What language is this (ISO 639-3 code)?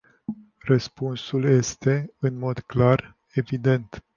ron